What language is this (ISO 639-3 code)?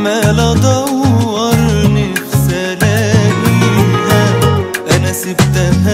ara